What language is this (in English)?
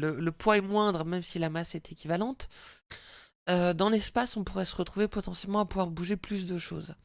French